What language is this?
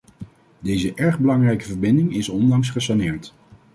Dutch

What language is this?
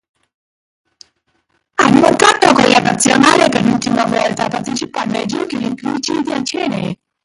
Italian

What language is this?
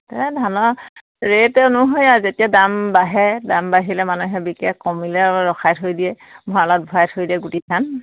Assamese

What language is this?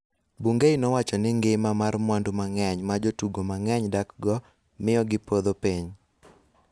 Luo (Kenya and Tanzania)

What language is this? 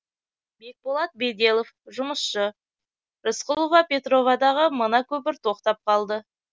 Kazakh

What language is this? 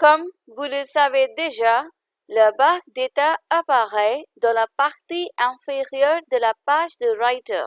French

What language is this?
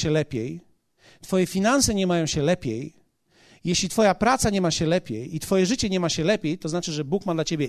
Polish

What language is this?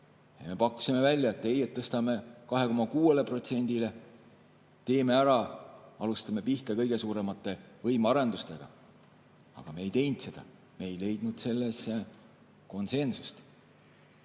Estonian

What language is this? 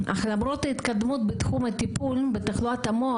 Hebrew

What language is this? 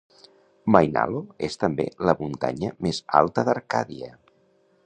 Catalan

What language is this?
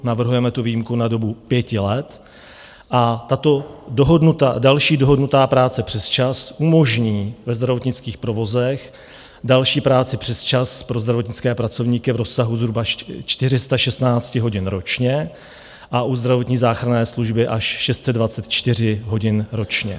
Czech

